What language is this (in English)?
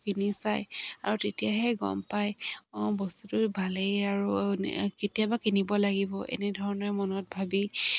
Assamese